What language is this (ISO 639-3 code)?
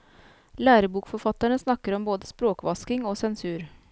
nor